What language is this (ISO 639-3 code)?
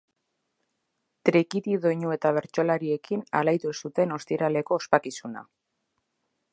eus